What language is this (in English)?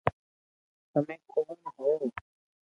Loarki